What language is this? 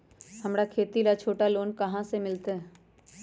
Magahi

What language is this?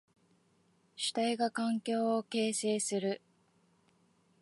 Japanese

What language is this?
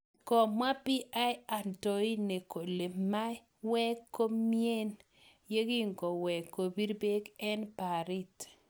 Kalenjin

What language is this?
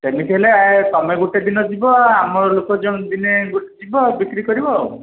Odia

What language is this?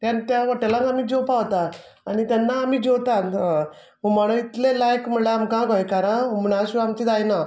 Konkani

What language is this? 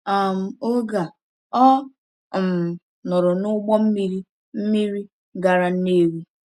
Igbo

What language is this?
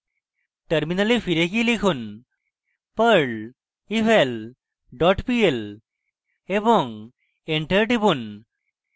Bangla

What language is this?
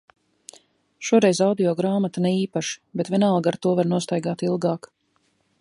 Latvian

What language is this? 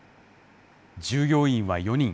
Japanese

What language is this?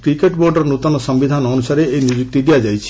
Odia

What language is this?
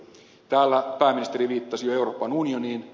Finnish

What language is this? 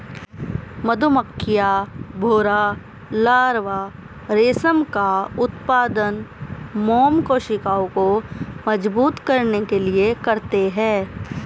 Hindi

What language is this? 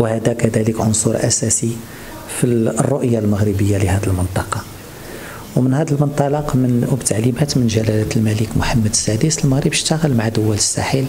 Arabic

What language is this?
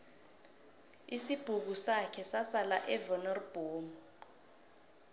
South Ndebele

